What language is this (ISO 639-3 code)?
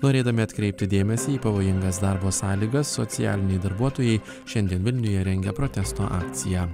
lit